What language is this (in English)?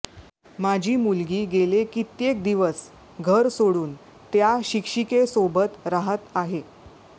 Marathi